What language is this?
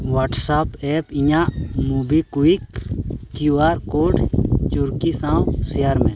Santali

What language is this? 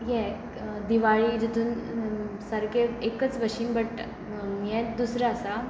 Konkani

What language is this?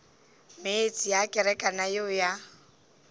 Northern Sotho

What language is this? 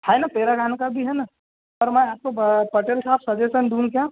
Hindi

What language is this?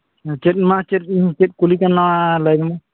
Santali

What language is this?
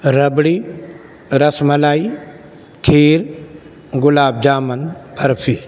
Urdu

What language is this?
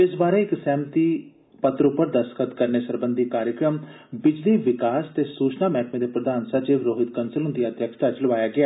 Dogri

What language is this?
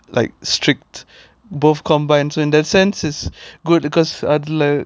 English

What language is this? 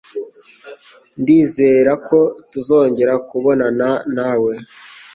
Kinyarwanda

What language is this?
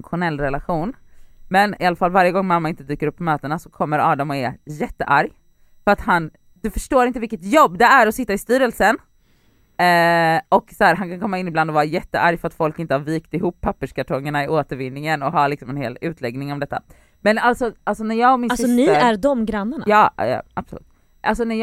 Swedish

